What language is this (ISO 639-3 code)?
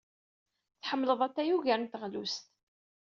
kab